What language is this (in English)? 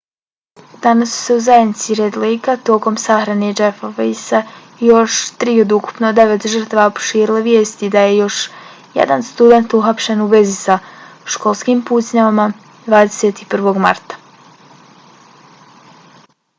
Bosnian